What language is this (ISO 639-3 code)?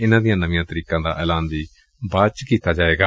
pan